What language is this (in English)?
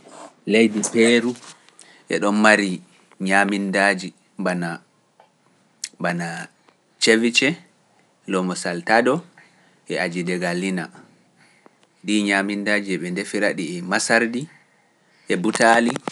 Pular